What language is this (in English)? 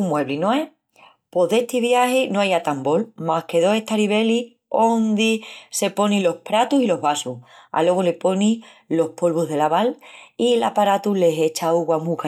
Extremaduran